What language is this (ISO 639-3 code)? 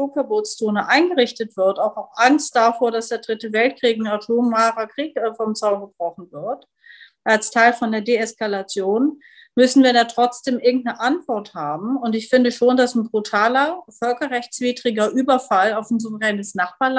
deu